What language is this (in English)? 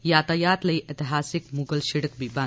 Dogri